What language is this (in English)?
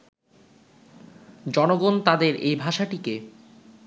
Bangla